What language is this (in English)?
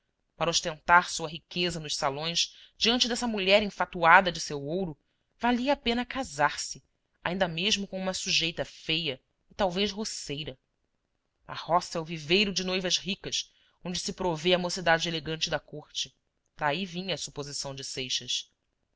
Portuguese